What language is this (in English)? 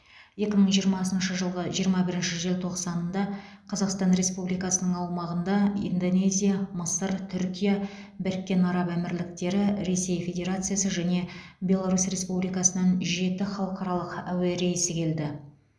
Kazakh